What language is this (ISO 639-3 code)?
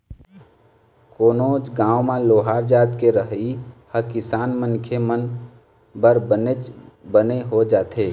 hne